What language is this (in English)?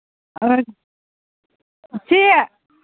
Manipuri